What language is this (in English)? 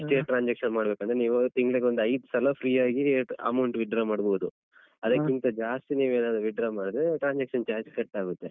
Kannada